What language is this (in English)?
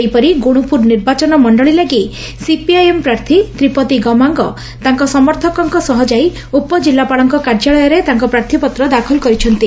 Odia